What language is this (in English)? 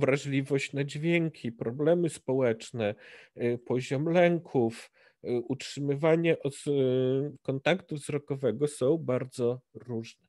Polish